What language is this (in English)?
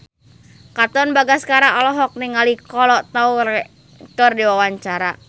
Sundanese